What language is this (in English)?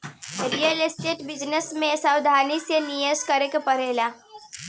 Bhojpuri